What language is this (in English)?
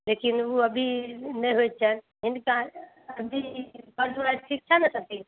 Maithili